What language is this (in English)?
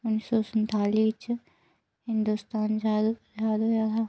Dogri